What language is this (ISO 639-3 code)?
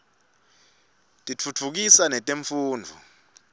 ssw